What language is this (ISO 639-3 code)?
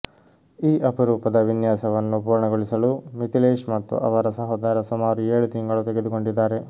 kan